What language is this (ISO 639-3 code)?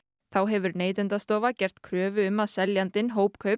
isl